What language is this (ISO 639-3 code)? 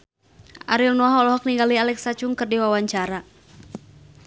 sun